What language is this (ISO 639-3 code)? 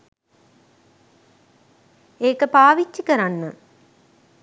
sin